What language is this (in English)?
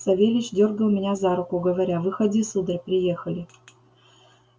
Russian